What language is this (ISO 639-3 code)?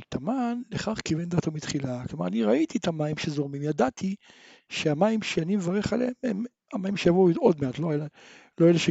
heb